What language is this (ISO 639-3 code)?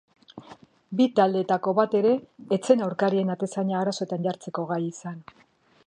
eus